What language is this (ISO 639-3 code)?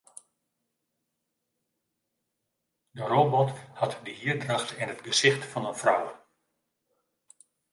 fry